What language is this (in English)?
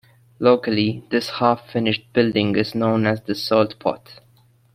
English